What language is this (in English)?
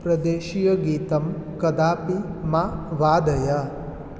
Sanskrit